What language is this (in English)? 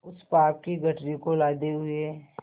Hindi